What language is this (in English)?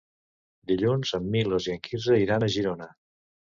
Catalan